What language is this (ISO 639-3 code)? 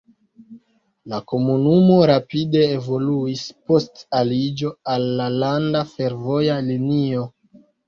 epo